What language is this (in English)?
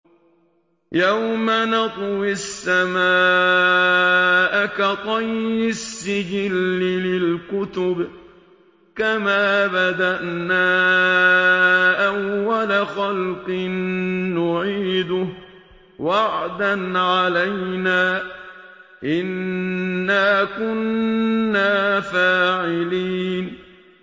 Arabic